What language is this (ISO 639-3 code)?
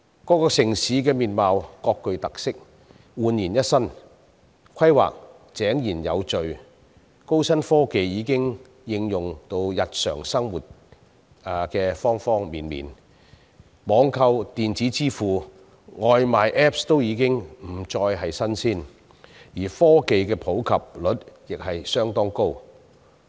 yue